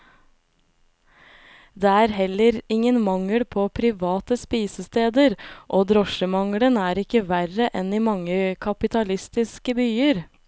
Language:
Norwegian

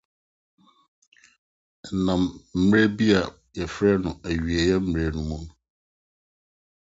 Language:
Akan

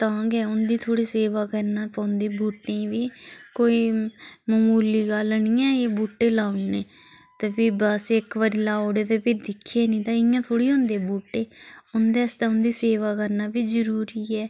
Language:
Dogri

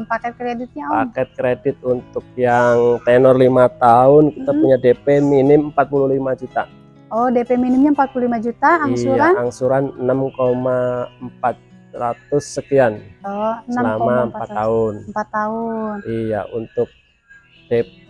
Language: Indonesian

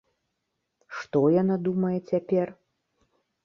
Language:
Belarusian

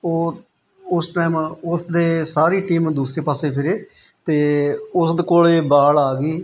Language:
Punjabi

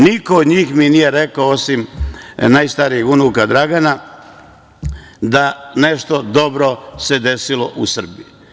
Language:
Serbian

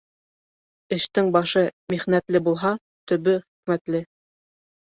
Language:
Bashkir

